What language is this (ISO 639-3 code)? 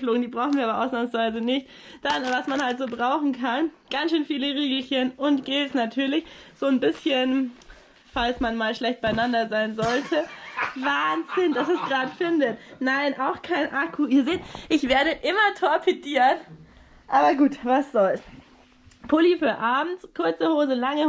deu